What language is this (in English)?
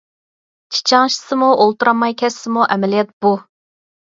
Uyghur